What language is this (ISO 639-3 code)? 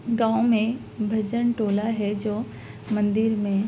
urd